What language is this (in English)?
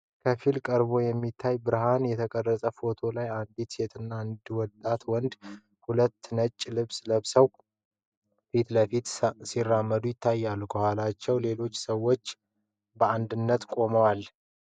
Amharic